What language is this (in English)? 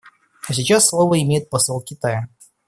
Russian